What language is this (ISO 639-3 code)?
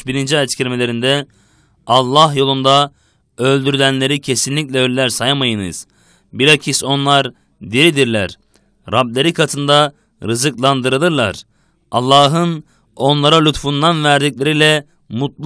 tur